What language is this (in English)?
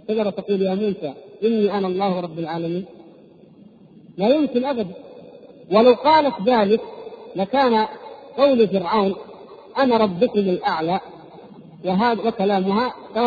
Arabic